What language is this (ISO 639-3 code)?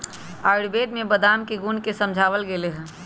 mag